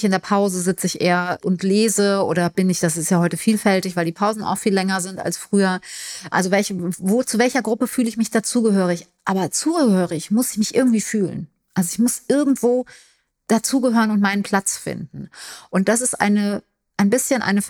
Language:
German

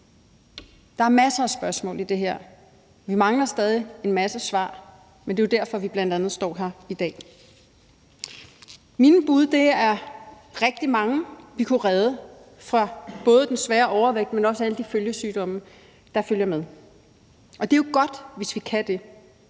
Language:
Danish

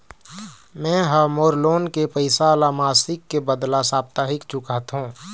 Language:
Chhattisgarhi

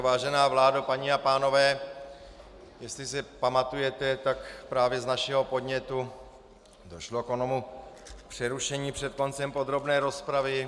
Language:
Czech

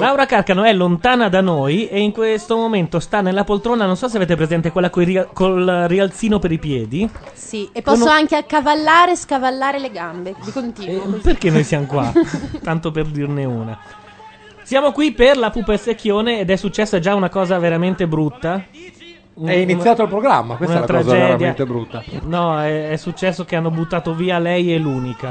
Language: Italian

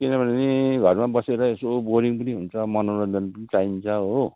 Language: Nepali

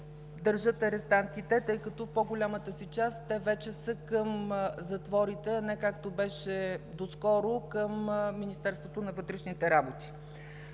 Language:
Bulgarian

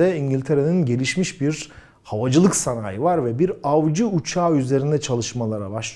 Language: Turkish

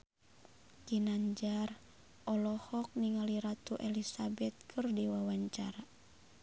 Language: Sundanese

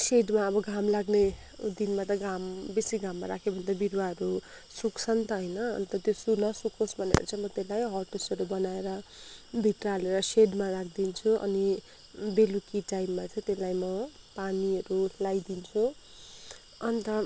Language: Nepali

